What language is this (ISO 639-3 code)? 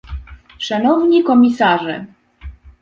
pol